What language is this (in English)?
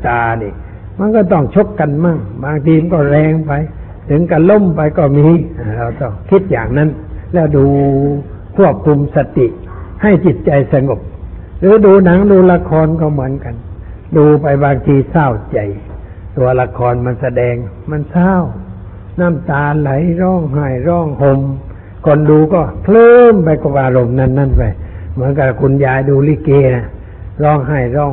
Thai